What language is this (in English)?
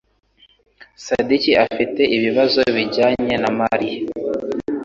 Kinyarwanda